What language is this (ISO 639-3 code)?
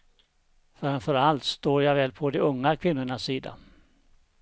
swe